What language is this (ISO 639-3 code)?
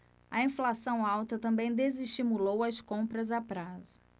por